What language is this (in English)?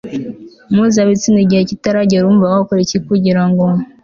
Kinyarwanda